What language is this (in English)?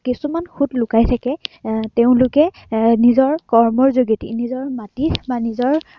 Assamese